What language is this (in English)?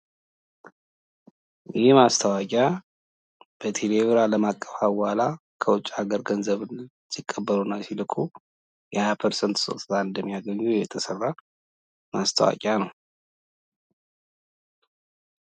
Amharic